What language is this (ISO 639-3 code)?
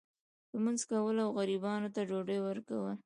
pus